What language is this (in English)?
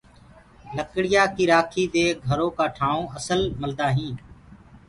Gurgula